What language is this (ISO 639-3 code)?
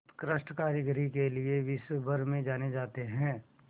hin